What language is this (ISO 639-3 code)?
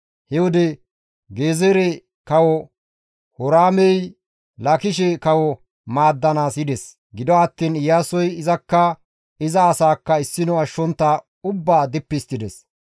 gmv